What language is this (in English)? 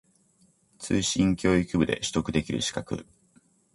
Japanese